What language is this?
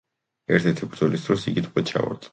Georgian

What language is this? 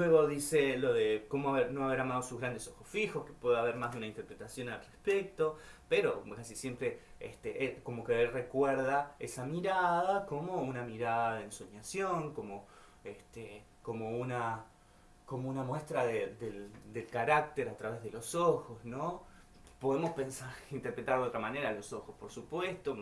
Spanish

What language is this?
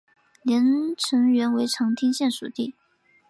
Chinese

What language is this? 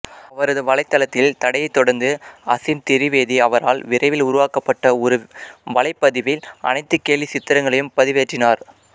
Tamil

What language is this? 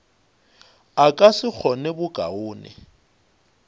Northern Sotho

